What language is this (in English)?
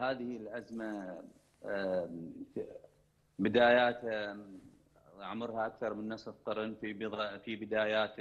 Arabic